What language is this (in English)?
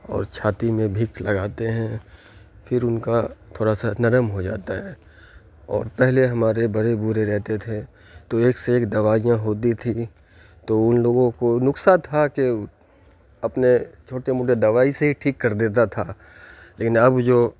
Urdu